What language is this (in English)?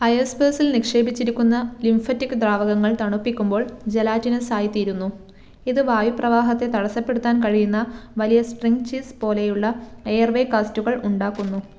Malayalam